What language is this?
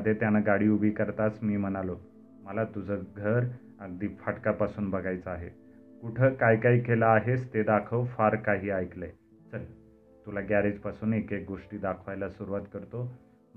Marathi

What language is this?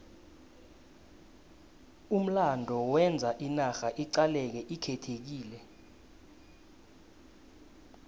South Ndebele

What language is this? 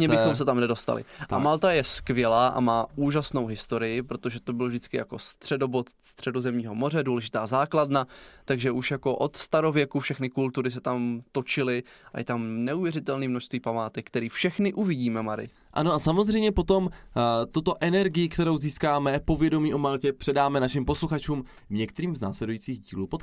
Czech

